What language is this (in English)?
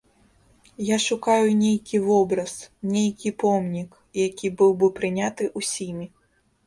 Belarusian